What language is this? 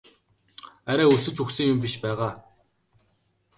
Mongolian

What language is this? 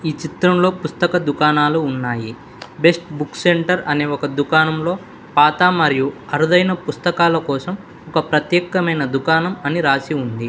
Telugu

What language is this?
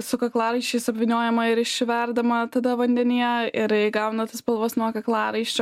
Lithuanian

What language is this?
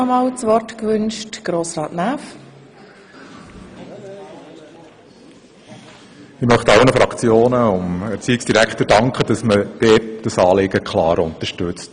Swiss German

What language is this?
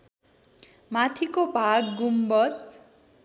Nepali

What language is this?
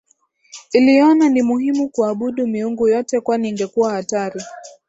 Swahili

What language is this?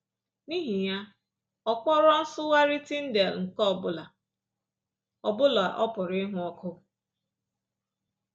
Igbo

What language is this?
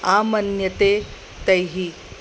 Sanskrit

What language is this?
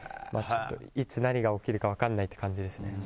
Japanese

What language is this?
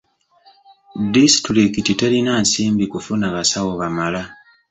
Ganda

